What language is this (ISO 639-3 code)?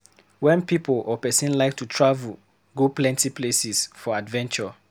pcm